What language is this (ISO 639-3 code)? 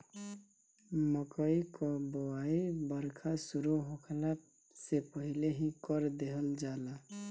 bho